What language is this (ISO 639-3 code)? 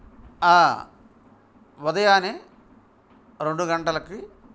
tel